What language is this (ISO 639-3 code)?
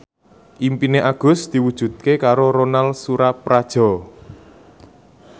jav